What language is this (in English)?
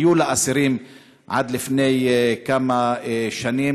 Hebrew